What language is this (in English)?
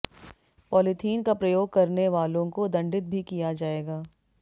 Hindi